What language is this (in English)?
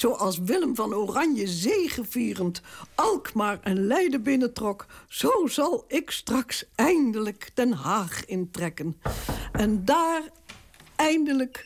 Dutch